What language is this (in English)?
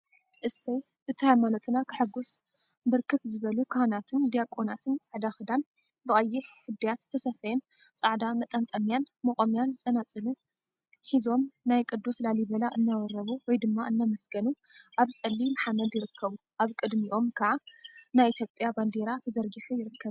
Tigrinya